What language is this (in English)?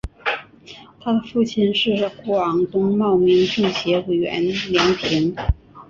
Chinese